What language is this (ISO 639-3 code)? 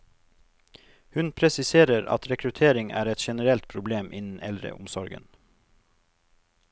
nor